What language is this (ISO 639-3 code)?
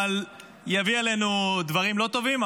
heb